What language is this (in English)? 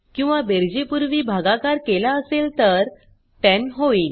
Marathi